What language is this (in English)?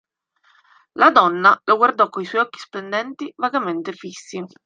Italian